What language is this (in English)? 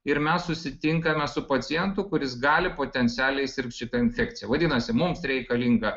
Lithuanian